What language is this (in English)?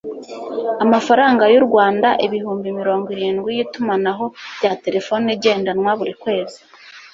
Kinyarwanda